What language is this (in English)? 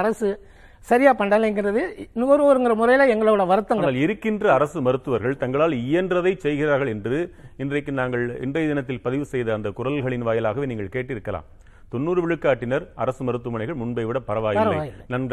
Tamil